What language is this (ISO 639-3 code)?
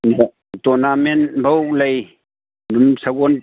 mni